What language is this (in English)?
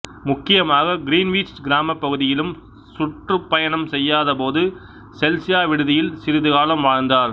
Tamil